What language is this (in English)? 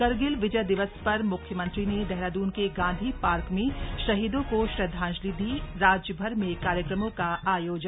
Hindi